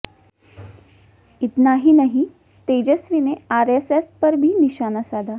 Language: Hindi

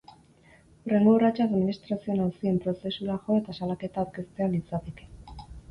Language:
Basque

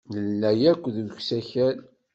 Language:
Kabyle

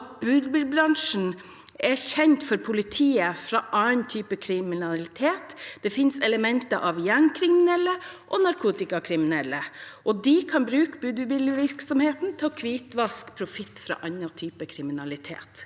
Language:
Norwegian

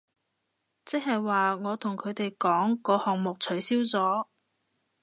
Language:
Cantonese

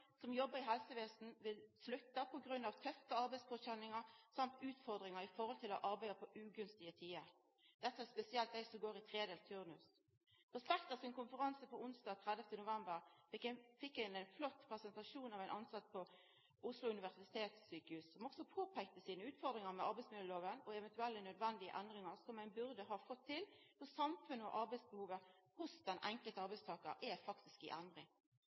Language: Norwegian Nynorsk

